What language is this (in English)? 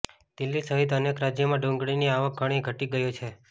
Gujarati